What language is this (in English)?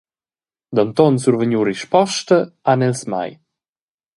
Romansh